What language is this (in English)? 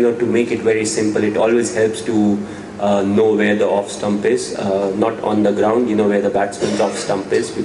English